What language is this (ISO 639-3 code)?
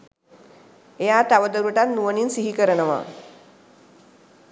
sin